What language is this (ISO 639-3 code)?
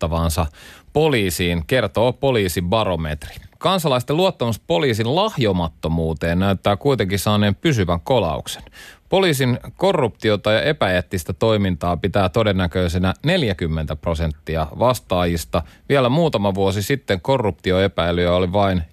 fin